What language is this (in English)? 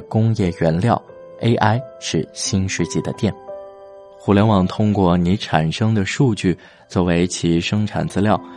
Chinese